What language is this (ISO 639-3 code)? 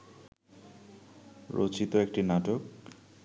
ben